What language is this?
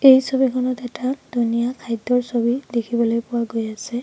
Assamese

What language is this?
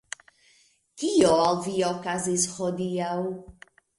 Esperanto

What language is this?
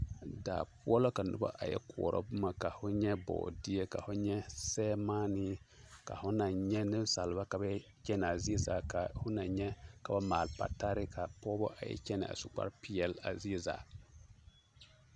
Southern Dagaare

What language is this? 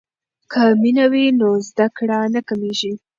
Pashto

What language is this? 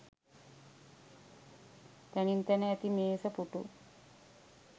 Sinhala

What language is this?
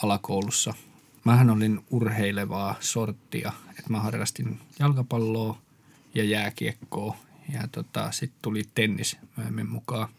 Finnish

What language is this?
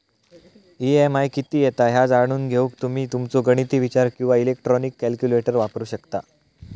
Marathi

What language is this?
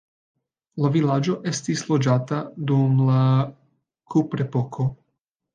Esperanto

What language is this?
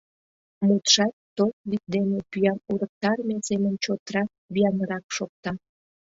Mari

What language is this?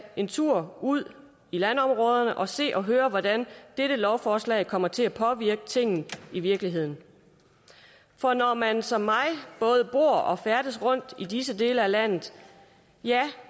Danish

